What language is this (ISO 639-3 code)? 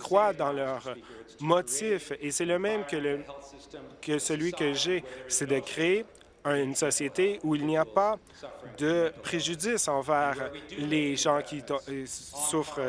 fra